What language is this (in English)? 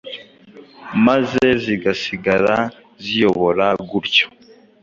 Kinyarwanda